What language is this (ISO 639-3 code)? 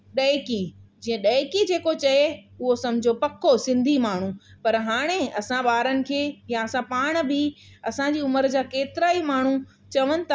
snd